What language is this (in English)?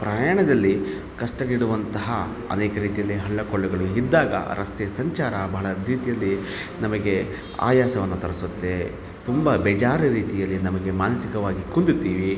Kannada